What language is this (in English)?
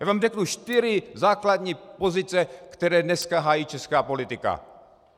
Czech